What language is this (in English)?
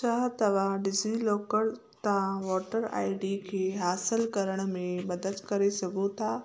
Sindhi